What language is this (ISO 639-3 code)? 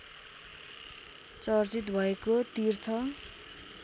nep